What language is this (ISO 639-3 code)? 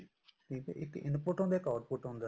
pan